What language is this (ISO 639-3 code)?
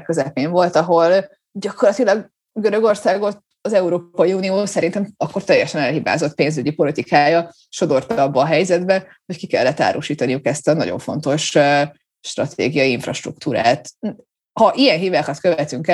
hun